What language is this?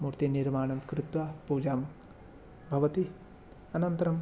Sanskrit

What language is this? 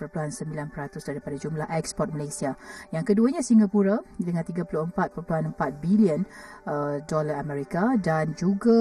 Malay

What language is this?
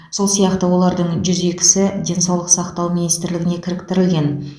Kazakh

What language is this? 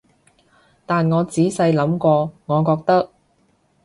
Cantonese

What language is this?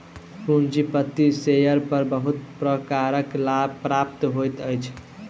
Maithili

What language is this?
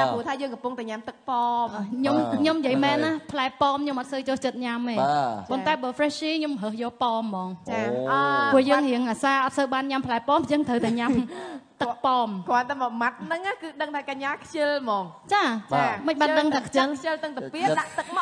Thai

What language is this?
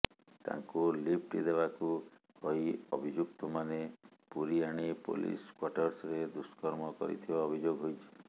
Odia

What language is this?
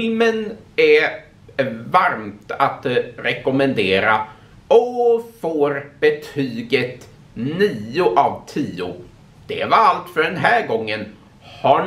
Swedish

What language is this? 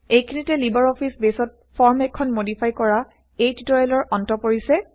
Assamese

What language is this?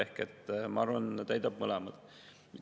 Estonian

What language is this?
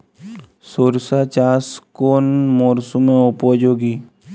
Bangla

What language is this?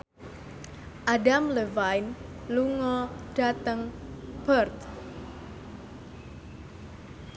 Javanese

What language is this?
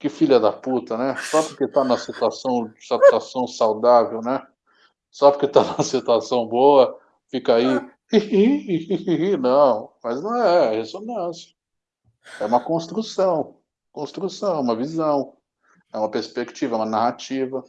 Portuguese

